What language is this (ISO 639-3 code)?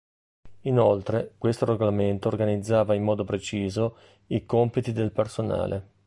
ita